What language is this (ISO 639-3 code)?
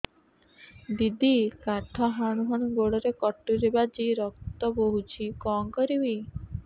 ori